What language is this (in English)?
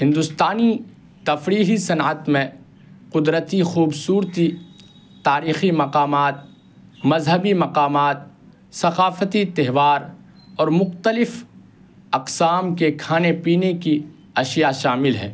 Urdu